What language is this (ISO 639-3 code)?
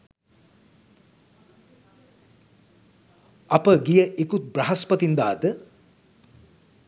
sin